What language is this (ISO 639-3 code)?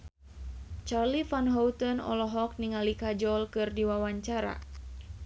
sun